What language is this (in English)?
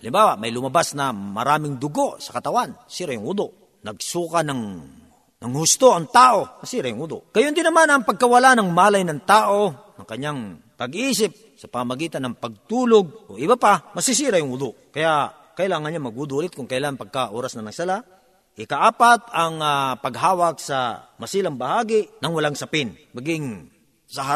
Filipino